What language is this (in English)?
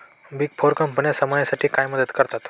Marathi